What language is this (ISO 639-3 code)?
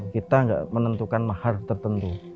ind